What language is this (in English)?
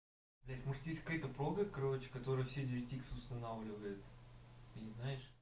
Russian